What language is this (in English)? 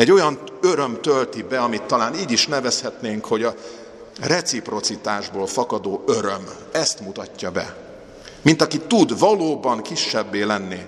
Hungarian